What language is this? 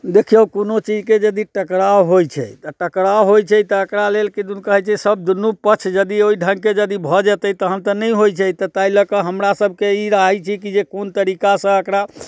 Maithili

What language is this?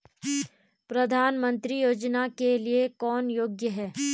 Hindi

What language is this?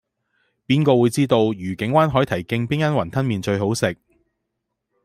Cantonese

